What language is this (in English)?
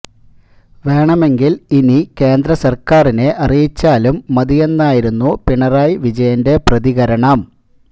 Malayalam